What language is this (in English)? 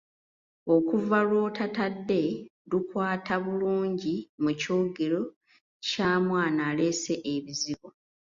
Ganda